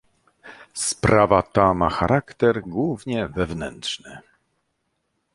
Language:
Polish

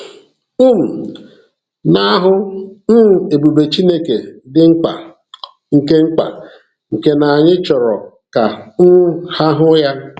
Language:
Igbo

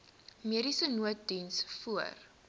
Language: Afrikaans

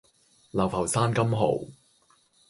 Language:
Cantonese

